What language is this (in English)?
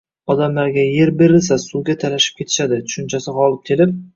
Uzbek